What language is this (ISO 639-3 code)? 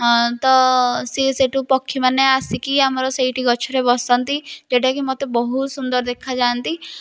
ori